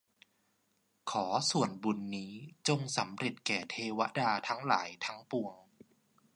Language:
Thai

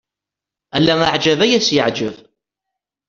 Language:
Kabyle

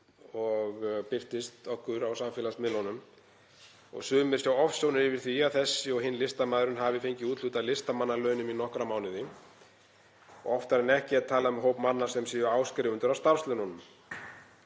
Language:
Icelandic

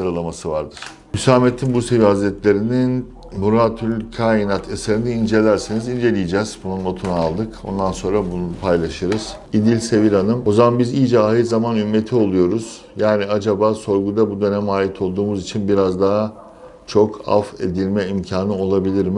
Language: Turkish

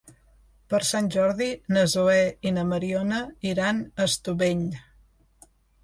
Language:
Catalan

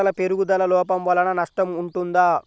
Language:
Telugu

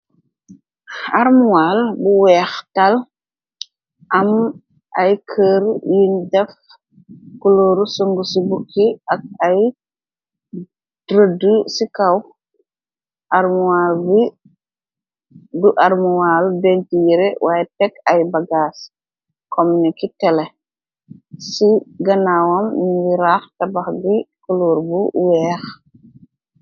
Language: Wolof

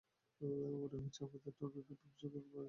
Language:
Bangla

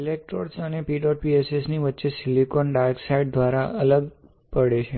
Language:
Gujarati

